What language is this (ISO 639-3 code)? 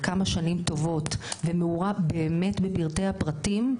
heb